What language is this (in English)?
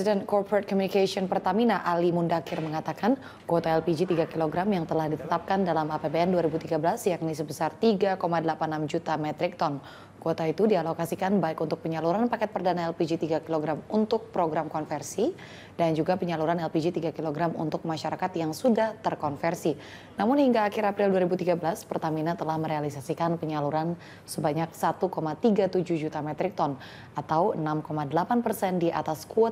Indonesian